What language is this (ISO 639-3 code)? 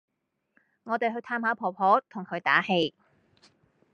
yue